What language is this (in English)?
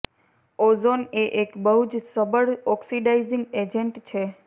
Gujarati